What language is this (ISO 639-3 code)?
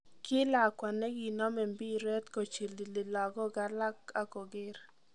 kln